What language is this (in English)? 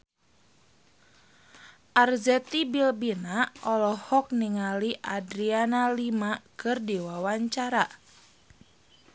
Sundanese